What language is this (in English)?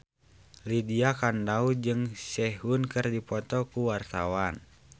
Sundanese